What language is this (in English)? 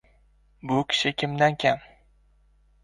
Uzbek